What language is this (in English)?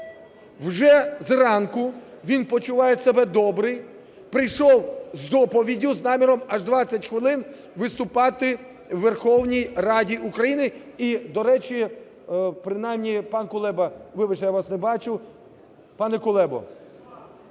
Ukrainian